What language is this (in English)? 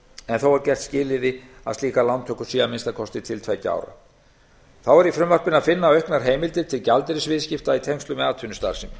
Icelandic